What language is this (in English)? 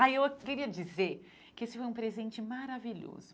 Portuguese